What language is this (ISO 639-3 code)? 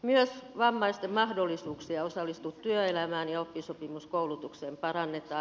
fin